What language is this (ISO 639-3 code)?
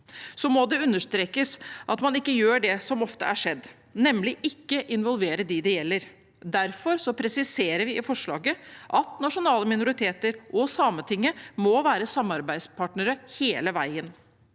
nor